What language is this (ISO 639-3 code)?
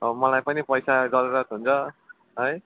nep